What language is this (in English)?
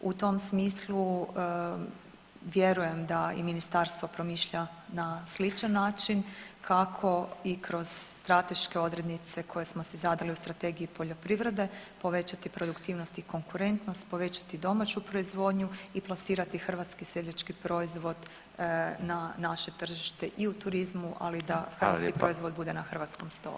Croatian